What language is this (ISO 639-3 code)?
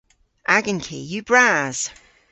cor